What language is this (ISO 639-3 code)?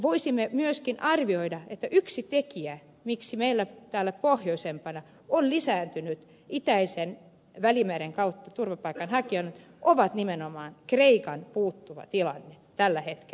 fin